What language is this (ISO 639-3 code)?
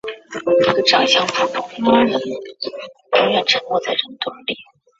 zho